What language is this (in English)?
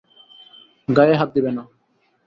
Bangla